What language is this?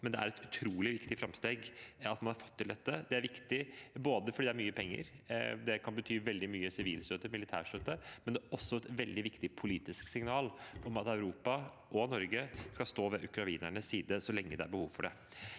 Norwegian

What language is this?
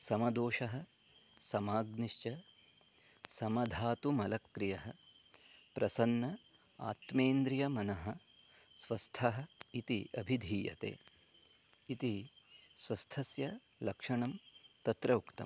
Sanskrit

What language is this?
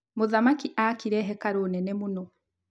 Kikuyu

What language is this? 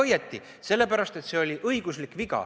Estonian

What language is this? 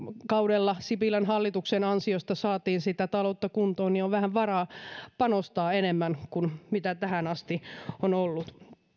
Finnish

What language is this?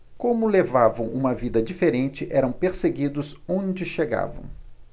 Portuguese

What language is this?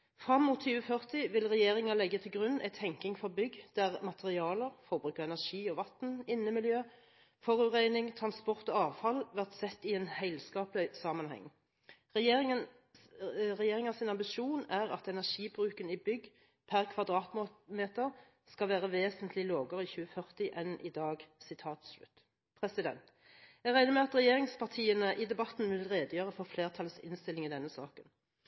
Norwegian Bokmål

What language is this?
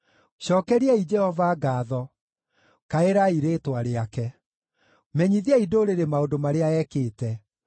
Kikuyu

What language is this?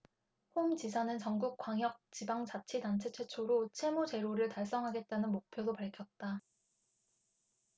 Korean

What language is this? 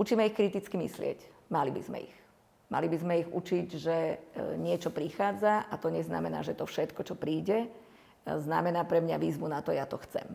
Slovak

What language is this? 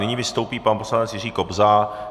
Czech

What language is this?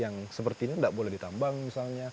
Indonesian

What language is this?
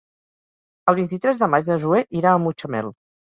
Catalan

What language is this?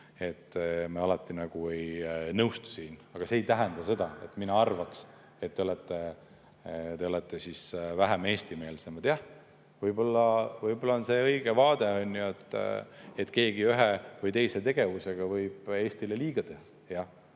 Estonian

